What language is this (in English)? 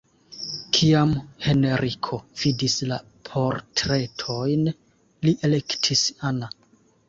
Esperanto